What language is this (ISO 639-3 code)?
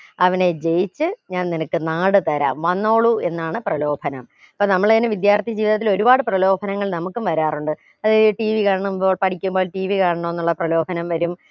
mal